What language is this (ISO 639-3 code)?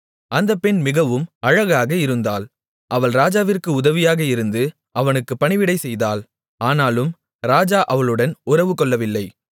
tam